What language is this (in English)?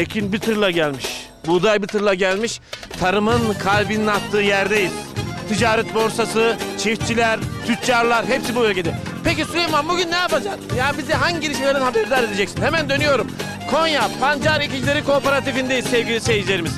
Turkish